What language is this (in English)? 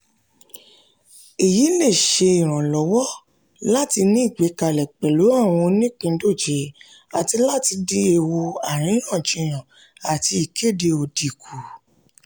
Yoruba